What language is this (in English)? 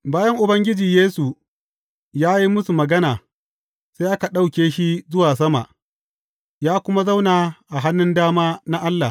Hausa